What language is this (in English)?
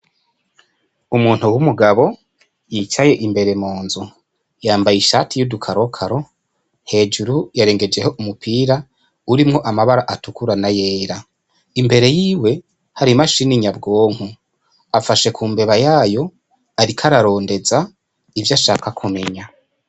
Rundi